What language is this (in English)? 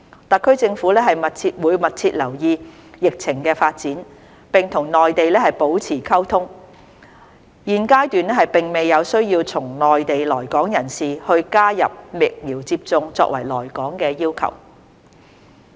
Cantonese